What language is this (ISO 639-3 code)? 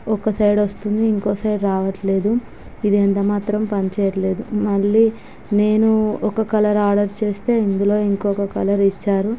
tel